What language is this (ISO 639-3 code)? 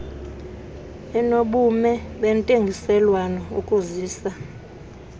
xho